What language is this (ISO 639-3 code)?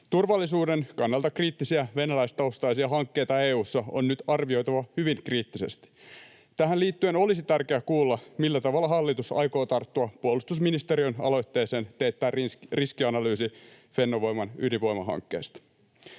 fin